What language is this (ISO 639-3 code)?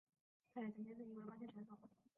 zho